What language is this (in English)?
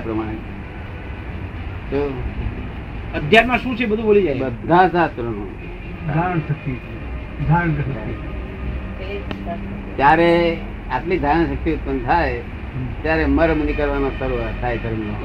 Gujarati